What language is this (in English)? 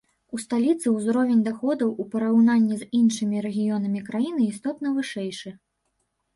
Belarusian